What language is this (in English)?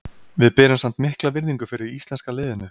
Icelandic